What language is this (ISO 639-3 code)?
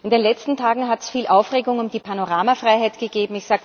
deu